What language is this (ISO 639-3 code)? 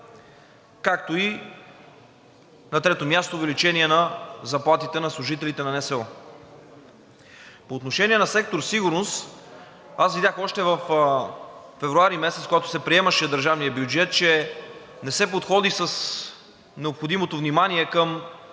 bul